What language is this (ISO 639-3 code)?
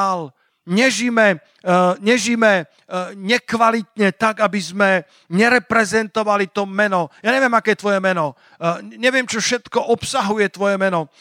slk